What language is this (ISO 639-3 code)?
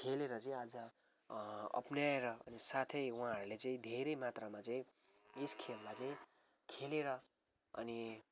nep